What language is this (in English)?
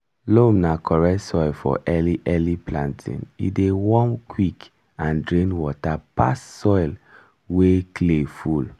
Nigerian Pidgin